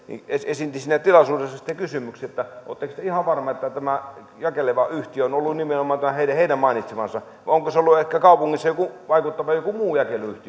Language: Finnish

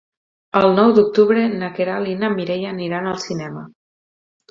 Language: Catalan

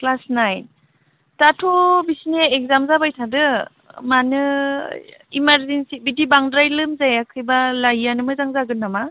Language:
Bodo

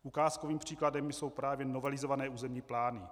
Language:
Czech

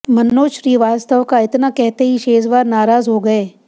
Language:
Hindi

